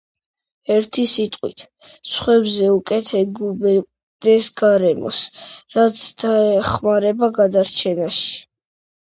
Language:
Georgian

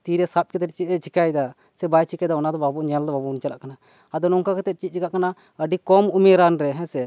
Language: Santali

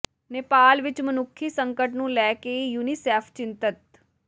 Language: Punjabi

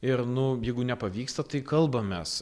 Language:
Lithuanian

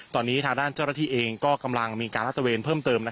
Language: Thai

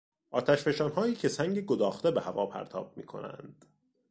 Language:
Persian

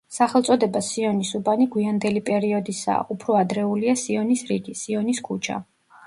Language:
Georgian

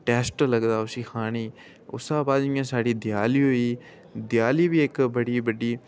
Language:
Dogri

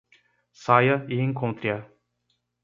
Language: Portuguese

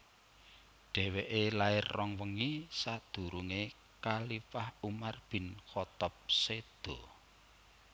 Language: Javanese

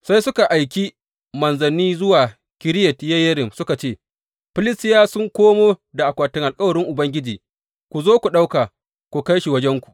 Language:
Hausa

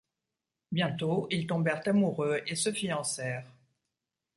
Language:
French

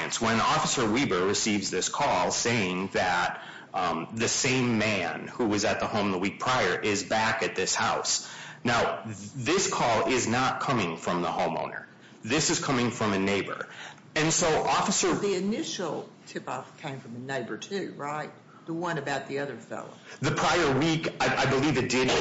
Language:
English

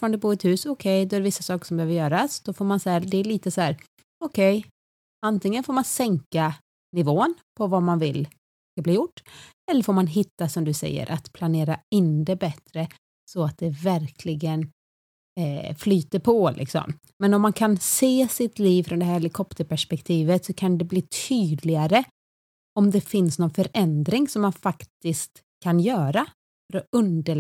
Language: Swedish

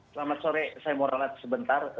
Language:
Indonesian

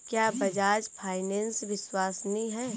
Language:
Hindi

